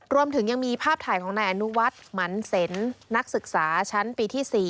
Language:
Thai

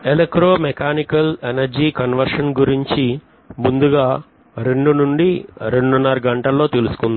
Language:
Telugu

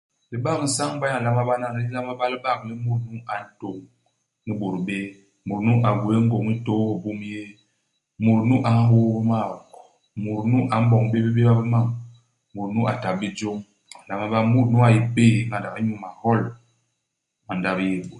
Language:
Basaa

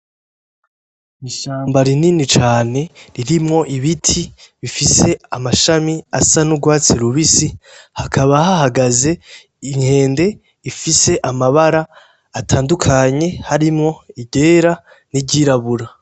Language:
Rundi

